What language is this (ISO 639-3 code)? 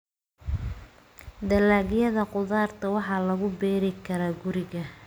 som